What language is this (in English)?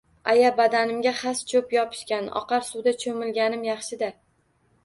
Uzbek